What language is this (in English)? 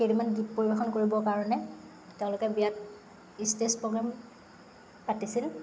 Assamese